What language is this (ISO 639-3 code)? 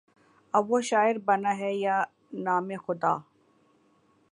urd